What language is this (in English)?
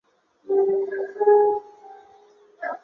Chinese